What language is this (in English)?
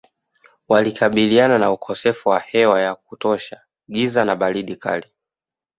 Swahili